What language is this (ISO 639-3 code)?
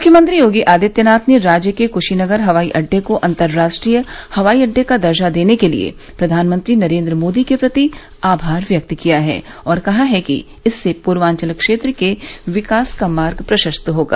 hin